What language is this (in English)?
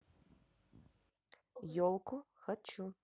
Russian